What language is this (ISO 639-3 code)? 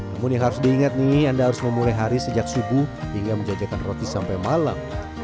ind